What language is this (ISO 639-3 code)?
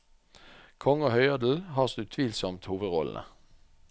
nor